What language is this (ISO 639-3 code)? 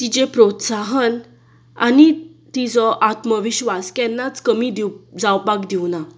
kok